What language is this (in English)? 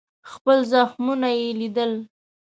Pashto